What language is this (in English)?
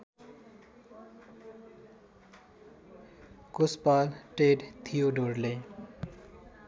Nepali